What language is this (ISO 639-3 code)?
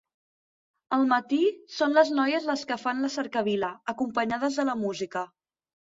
cat